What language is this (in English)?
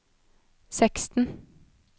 Norwegian